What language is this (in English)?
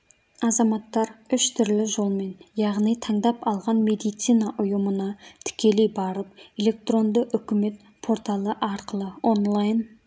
Kazakh